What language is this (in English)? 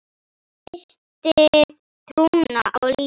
Icelandic